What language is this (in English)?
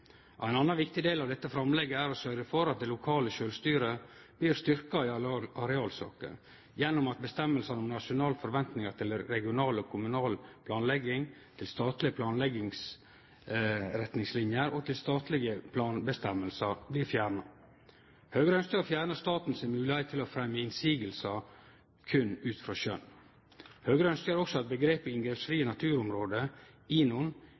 Norwegian Nynorsk